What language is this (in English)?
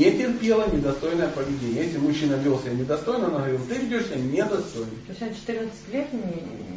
Russian